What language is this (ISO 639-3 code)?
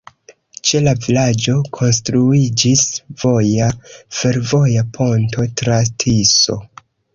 epo